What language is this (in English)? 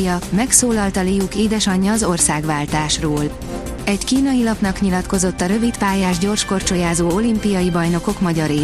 Hungarian